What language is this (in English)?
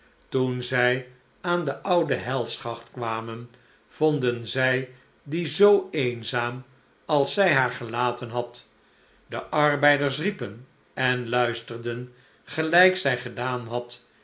Dutch